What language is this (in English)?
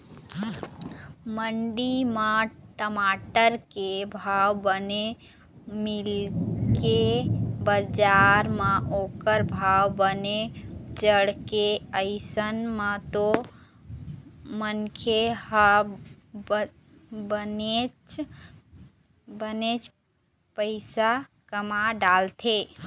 Chhattisgarhi